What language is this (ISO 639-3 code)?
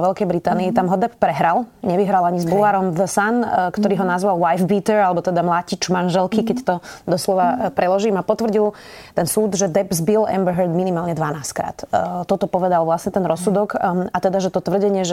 slk